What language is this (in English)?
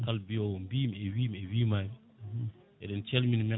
Fula